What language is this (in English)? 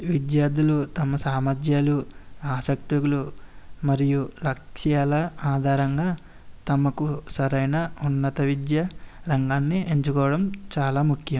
Telugu